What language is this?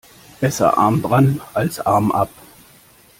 German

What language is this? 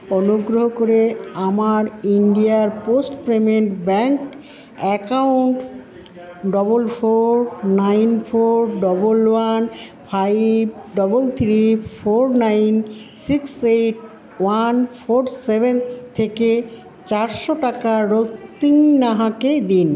Bangla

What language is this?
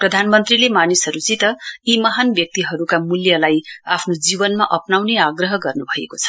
Nepali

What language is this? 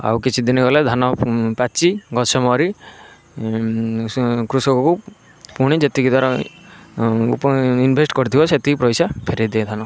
Odia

